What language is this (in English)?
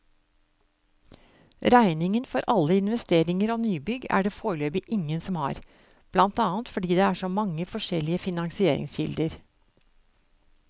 Norwegian